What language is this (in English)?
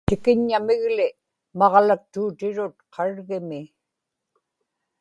Inupiaq